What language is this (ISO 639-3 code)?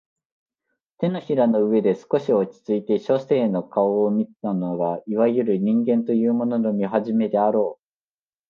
jpn